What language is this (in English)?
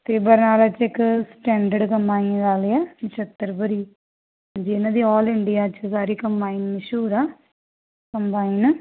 Punjabi